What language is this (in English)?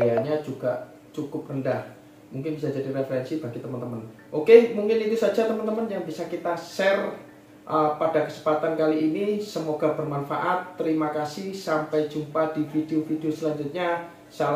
Indonesian